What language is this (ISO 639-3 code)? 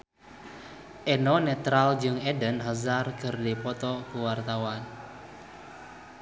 sun